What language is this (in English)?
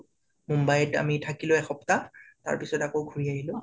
Assamese